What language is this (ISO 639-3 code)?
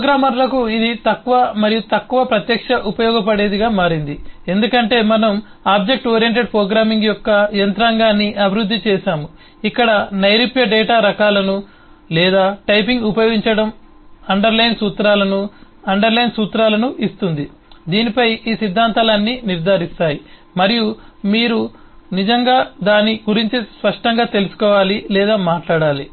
tel